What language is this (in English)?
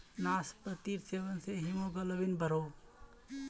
Magahi